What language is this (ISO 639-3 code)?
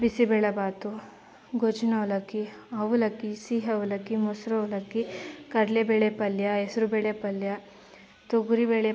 kan